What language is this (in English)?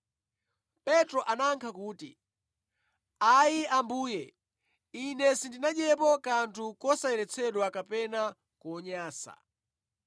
Nyanja